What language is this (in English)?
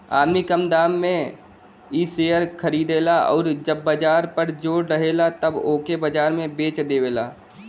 Bhojpuri